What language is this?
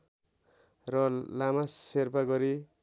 Nepali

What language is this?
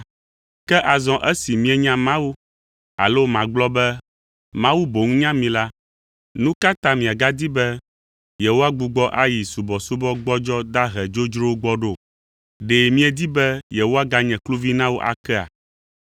Ewe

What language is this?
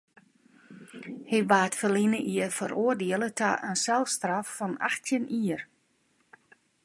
Western Frisian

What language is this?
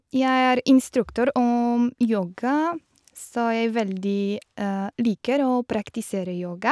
Norwegian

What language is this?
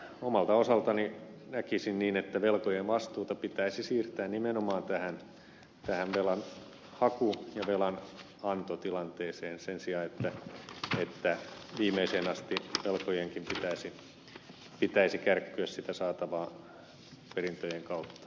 Finnish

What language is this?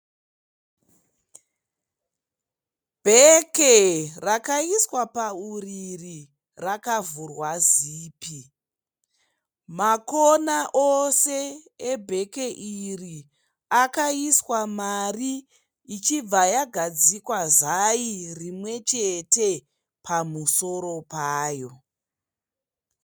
Shona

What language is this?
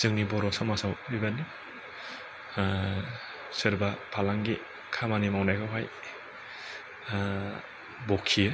Bodo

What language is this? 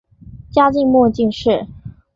Chinese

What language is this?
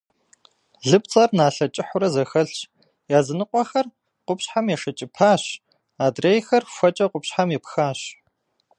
Kabardian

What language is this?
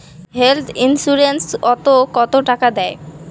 Bangla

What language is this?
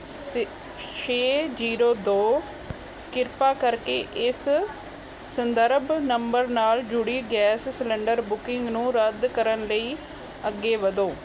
Punjabi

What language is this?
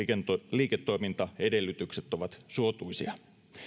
Finnish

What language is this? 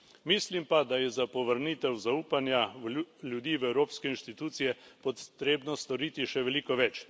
Slovenian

